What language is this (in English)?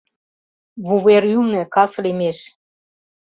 Mari